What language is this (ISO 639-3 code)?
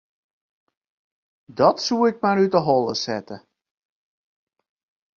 fry